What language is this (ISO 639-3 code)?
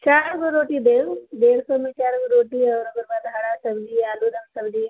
mai